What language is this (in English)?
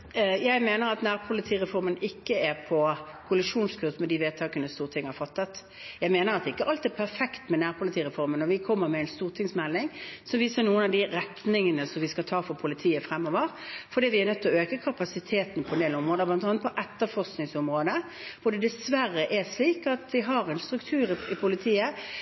Norwegian